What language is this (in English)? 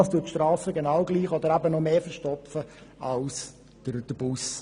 Swiss German